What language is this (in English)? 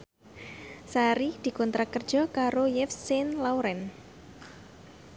Javanese